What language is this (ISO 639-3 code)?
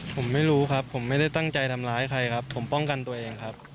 tha